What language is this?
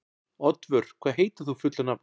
Icelandic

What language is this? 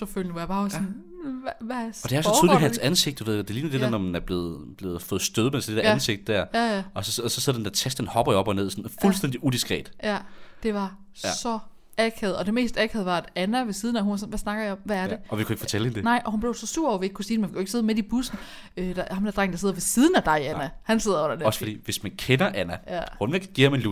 Danish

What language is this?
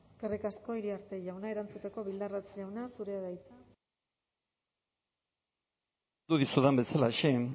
Basque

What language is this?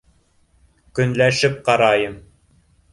Bashkir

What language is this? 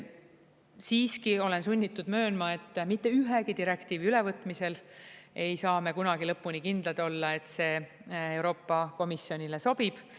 Estonian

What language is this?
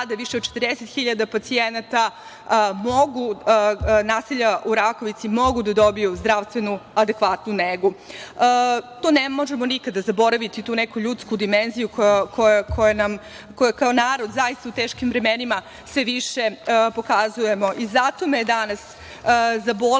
Serbian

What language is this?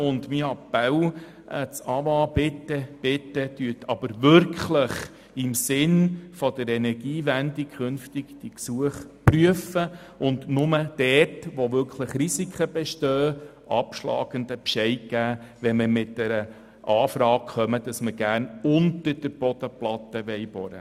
Swiss German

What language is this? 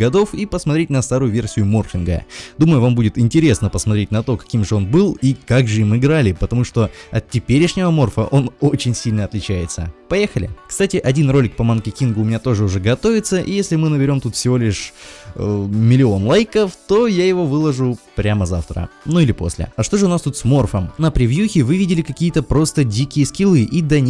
Russian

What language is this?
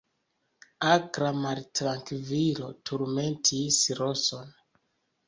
Esperanto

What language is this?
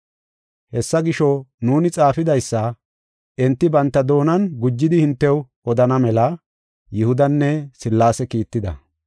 Gofa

